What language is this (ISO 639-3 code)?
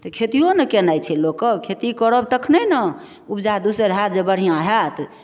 mai